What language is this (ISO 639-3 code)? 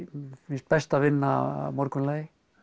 isl